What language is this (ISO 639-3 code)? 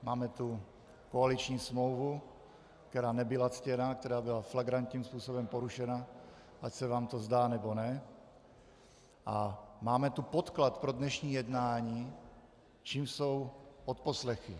ces